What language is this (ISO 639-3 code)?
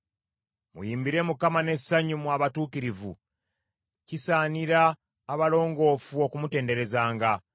lug